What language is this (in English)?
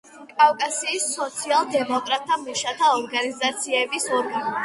Georgian